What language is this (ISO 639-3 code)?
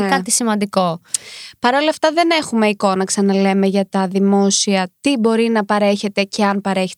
ell